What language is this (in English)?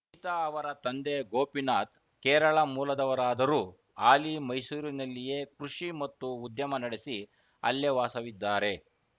Kannada